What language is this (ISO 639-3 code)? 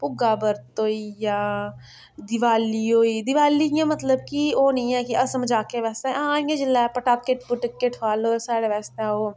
doi